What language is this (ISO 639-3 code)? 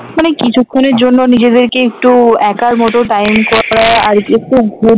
ben